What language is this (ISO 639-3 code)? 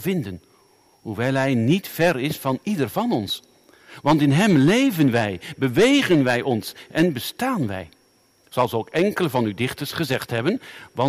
nld